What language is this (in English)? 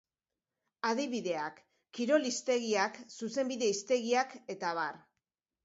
Basque